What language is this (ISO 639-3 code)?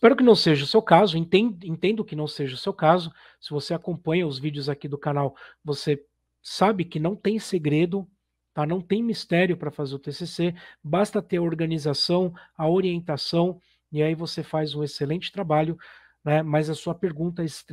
por